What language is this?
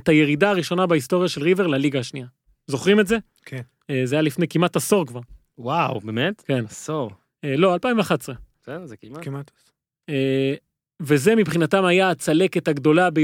Hebrew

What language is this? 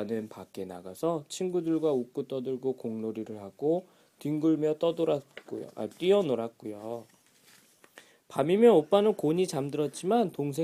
Korean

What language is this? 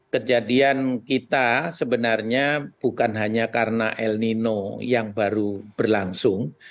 Indonesian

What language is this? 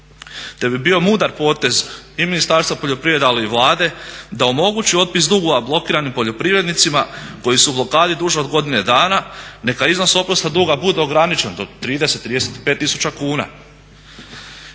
Croatian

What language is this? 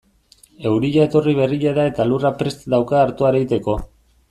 Basque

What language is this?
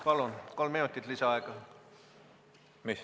Estonian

